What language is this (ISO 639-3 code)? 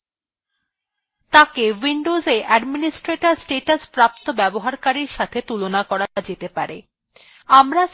ben